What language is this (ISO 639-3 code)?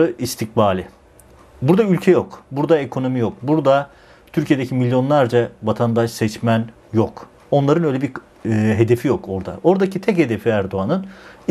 tur